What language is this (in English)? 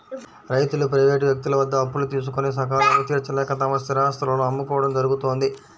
Telugu